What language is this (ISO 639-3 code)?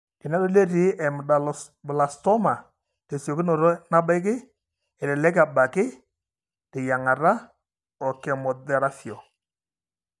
mas